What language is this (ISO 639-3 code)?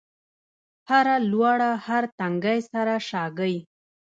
pus